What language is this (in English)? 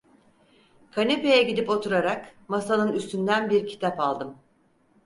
Turkish